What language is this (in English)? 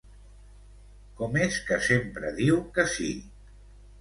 Catalan